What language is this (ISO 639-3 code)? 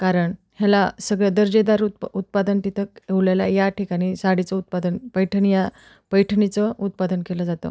mar